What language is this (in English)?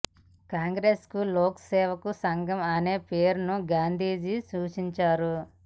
Telugu